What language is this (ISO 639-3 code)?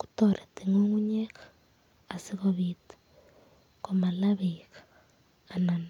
kln